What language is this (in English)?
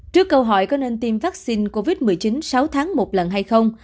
Vietnamese